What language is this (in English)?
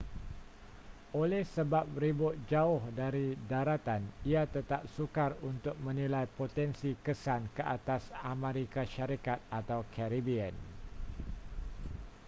Malay